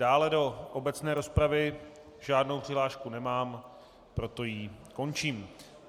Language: Czech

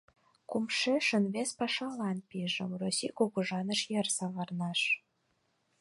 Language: Mari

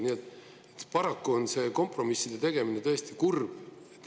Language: Estonian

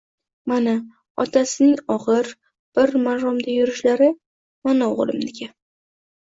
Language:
Uzbek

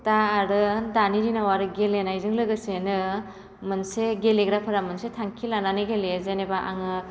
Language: Bodo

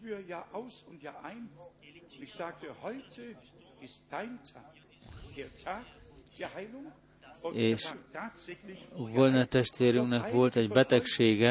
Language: Hungarian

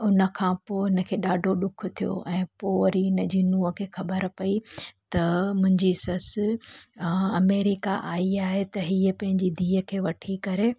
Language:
Sindhi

